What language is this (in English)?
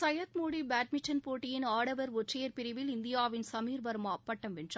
Tamil